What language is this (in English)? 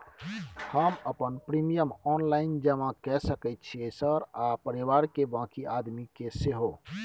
Maithili